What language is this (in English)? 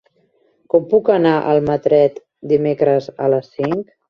Catalan